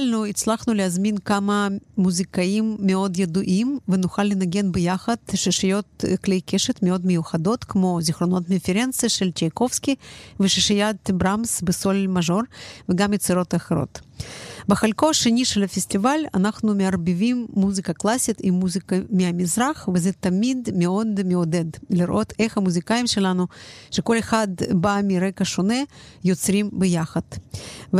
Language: Hebrew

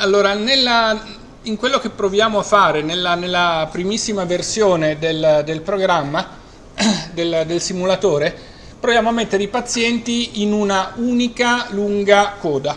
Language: Italian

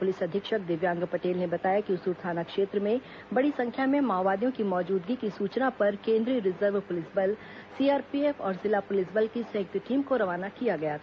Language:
Hindi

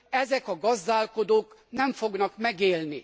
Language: Hungarian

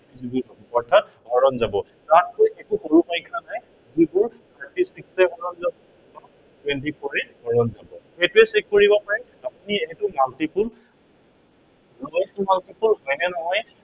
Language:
Assamese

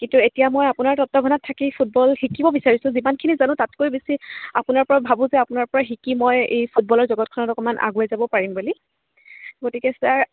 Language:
Assamese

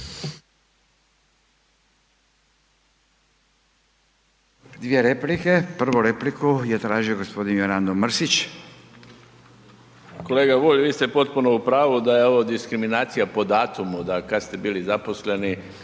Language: Croatian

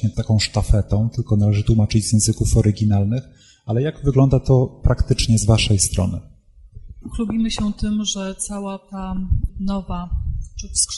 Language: Polish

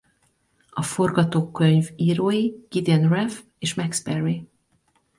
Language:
Hungarian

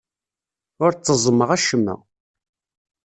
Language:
Kabyle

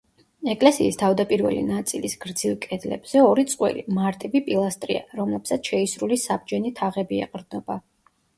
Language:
Georgian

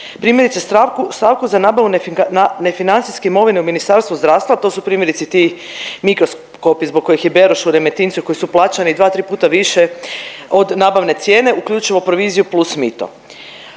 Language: Croatian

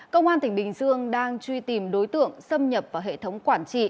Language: Vietnamese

